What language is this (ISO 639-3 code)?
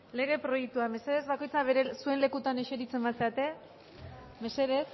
eus